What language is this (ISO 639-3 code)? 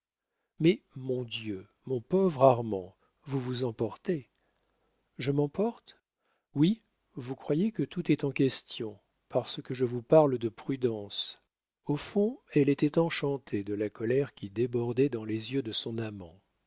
fra